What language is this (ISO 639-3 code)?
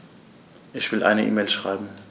deu